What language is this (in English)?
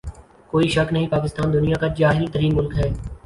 Urdu